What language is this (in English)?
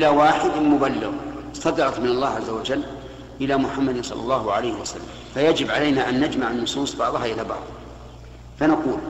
Arabic